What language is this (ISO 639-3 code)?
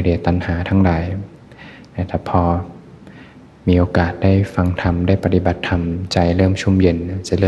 tha